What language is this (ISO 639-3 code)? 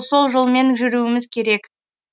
kaz